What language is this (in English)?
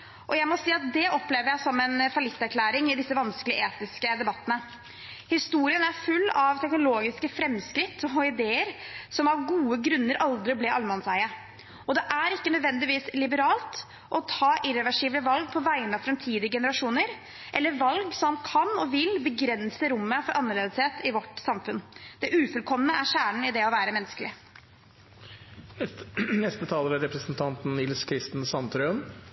Norwegian Bokmål